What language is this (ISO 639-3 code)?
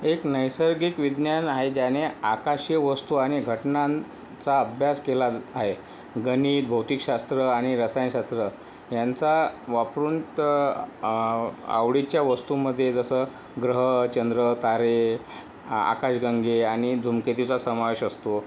mar